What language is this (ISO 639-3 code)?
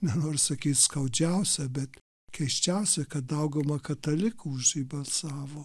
lit